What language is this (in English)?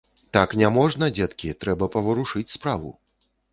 Belarusian